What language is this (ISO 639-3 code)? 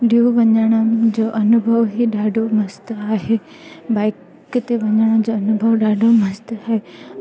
snd